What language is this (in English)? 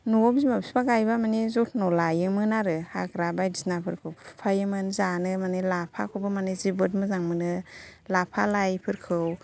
Bodo